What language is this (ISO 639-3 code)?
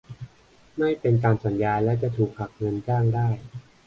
tha